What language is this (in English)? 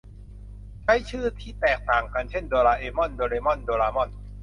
Thai